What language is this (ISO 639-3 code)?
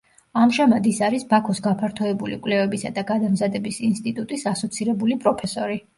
kat